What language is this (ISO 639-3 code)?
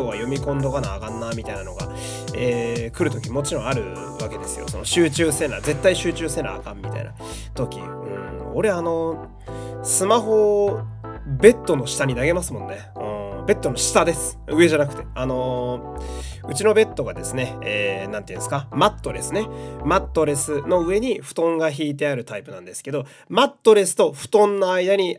jpn